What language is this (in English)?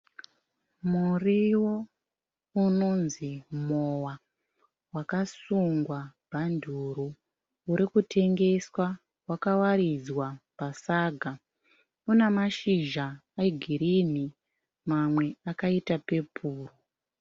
Shona